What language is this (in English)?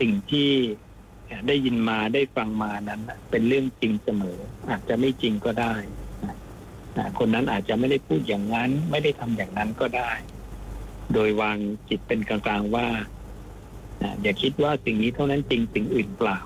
Thai